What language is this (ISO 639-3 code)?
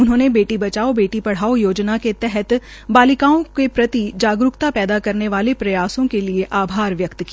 hin